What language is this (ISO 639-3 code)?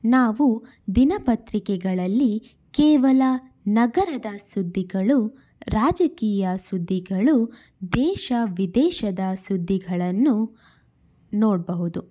kan